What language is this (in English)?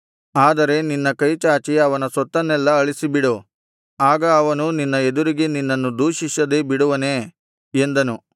Kannada